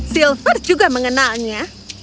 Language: Indonesian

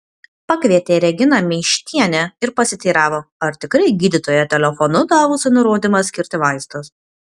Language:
Lithuanian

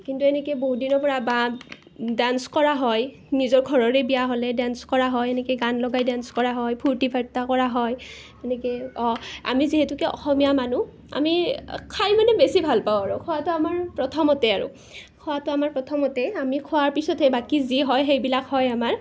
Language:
Assamese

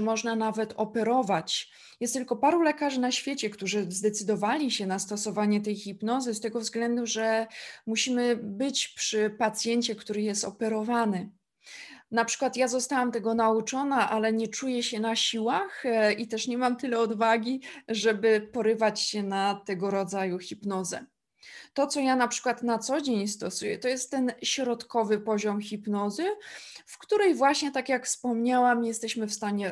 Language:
Polish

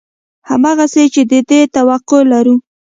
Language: Pashto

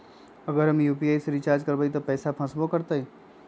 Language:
Magahi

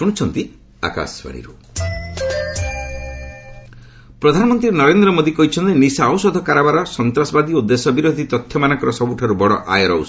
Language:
Odia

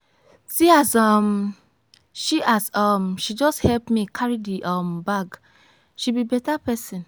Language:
Nigerian Pidgin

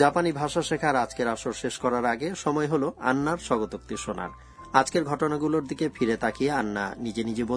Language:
Bangla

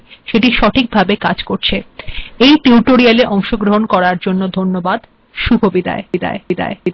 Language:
Bangla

